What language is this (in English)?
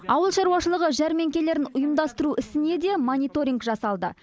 Kazakh